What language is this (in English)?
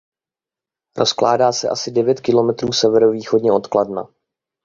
Czech